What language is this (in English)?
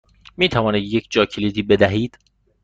Persian